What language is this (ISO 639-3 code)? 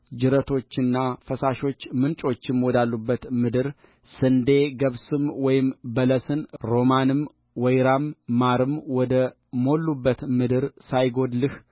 amh